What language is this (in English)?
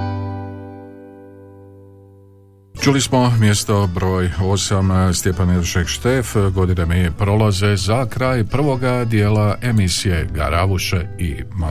Croatian